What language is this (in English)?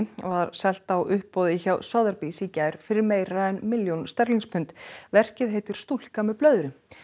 Icelandic